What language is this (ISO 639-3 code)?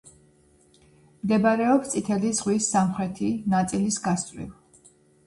kat